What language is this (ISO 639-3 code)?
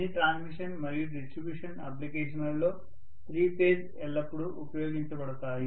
tel